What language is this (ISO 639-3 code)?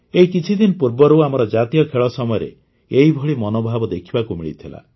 ori